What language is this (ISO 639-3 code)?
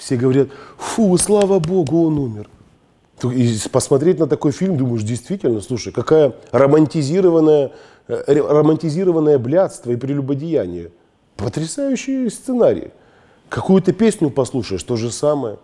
rus